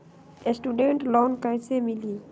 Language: Magahi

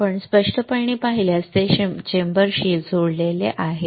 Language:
Marathi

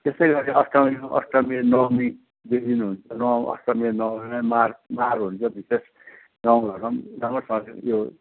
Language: Nepali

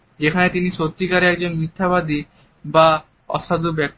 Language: Bangla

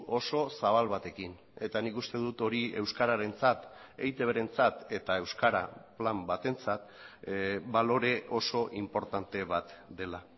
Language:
Basque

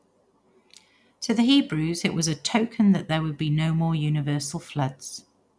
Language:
English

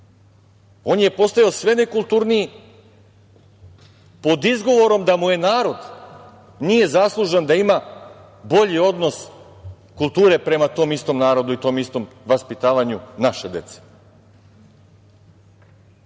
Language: Serbian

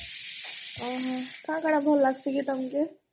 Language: Odia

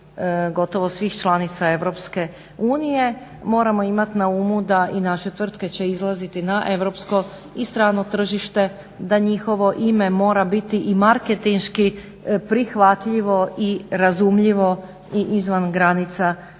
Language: Croatian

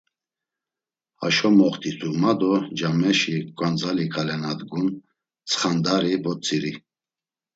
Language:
Laz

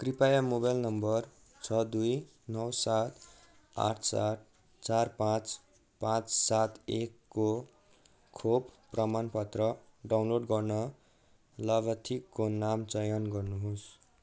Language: Nepali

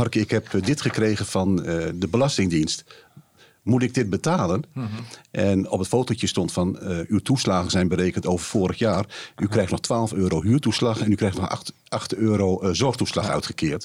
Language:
Dutch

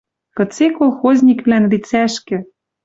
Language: Western Mari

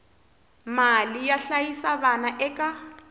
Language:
Tsonga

